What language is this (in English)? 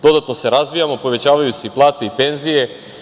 Serbian